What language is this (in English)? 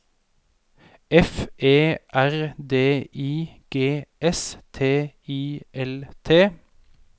Norwegian